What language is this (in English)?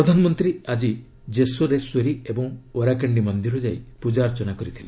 Odia